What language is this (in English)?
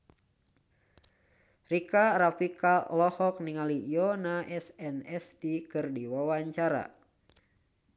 Sundanese